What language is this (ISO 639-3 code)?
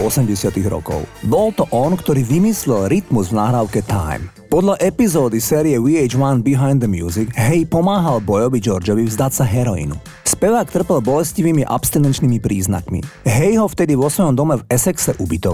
slk